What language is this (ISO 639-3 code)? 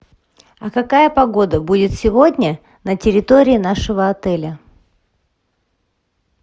rus